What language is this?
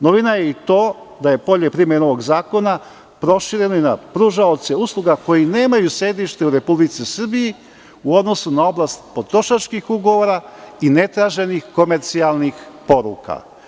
Serbian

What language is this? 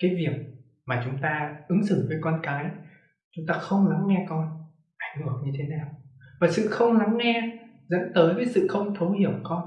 Vietnamese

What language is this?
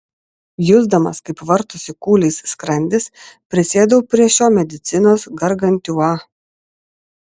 Lithuanian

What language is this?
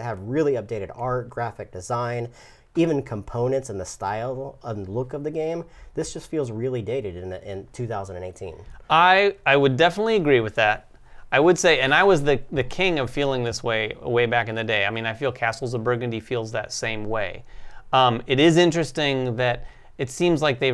English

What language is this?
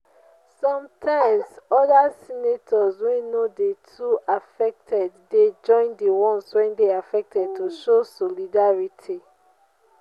Nigerian Pidgin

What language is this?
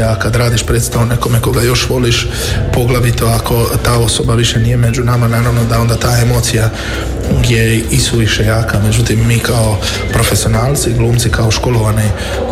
Croatian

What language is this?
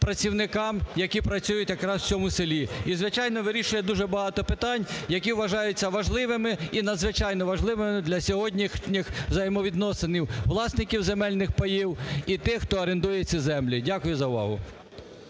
Ukrainian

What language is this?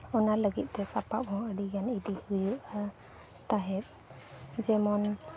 Santali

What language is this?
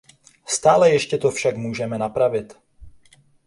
Czech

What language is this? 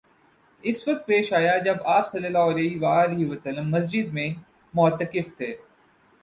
Urdu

